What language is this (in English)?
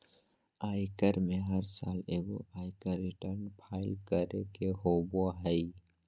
Magahi